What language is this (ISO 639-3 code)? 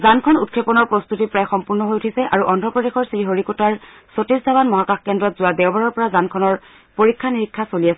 asm